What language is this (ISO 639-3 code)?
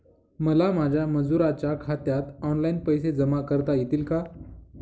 mar